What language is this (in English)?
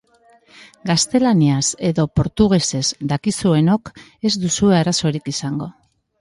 Basque